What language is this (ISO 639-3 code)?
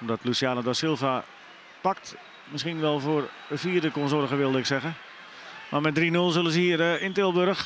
nld